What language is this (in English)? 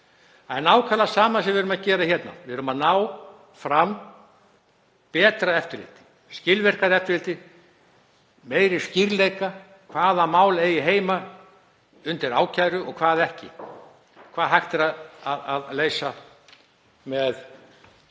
Icelandic